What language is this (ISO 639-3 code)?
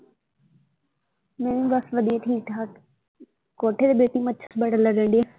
pan